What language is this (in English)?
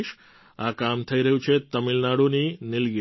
Gujarati